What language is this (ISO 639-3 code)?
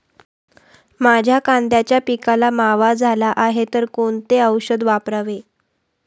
mar